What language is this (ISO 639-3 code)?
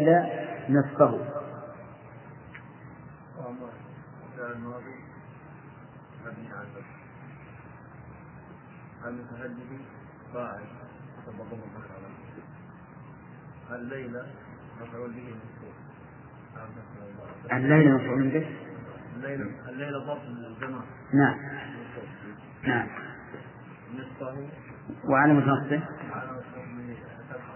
ara